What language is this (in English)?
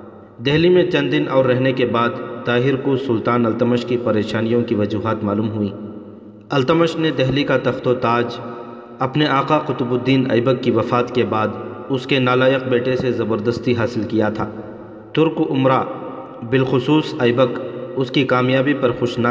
Urdu